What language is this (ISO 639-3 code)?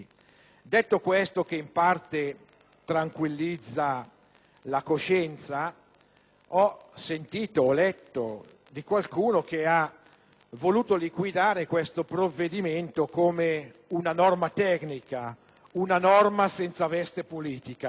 ita